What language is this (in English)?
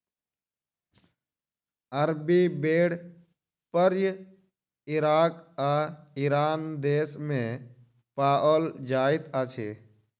Maithili